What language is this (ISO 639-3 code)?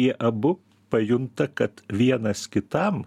lit